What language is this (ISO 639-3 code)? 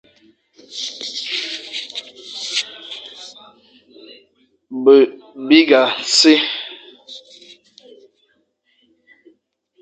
fan